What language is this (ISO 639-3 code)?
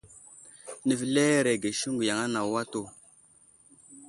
udl